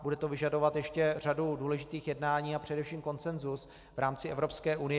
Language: Czech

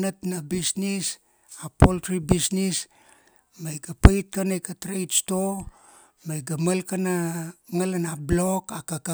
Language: Kuanua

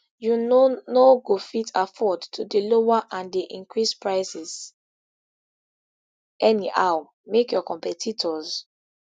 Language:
Nigerian Pidgin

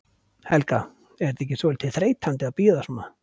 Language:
Icelandic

